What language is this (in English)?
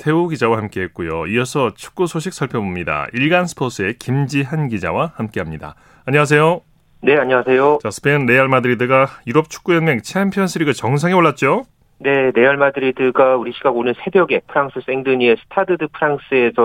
Korean